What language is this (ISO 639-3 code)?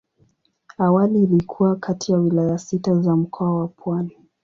swa